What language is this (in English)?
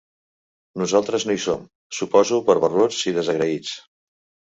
Catalan